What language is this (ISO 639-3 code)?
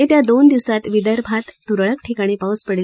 mar